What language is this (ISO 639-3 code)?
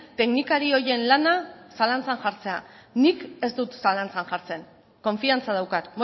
eus